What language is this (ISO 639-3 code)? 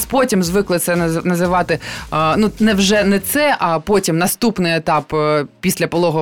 ukr